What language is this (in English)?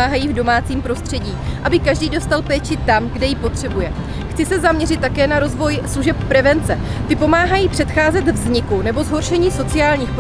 Czech